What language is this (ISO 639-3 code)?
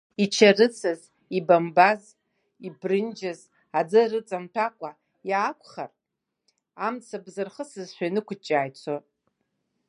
abk